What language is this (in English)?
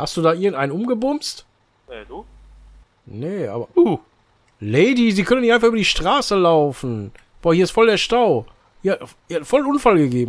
German